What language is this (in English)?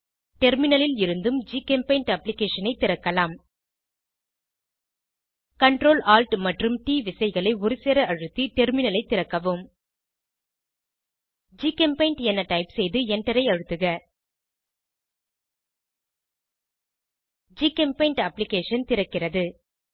Tamil